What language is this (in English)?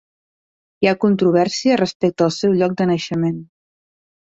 Catalan